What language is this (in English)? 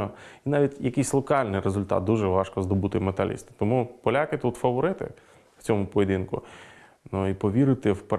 Ukrainian